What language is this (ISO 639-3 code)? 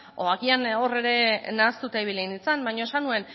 eus